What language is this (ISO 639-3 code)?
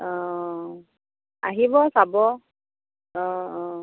asm